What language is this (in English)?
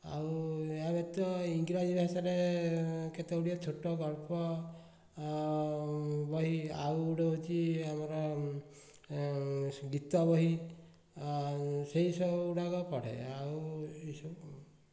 Odia